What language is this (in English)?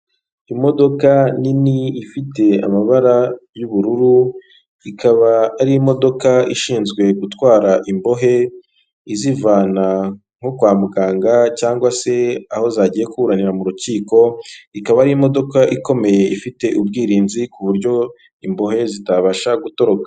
Kinyarwanda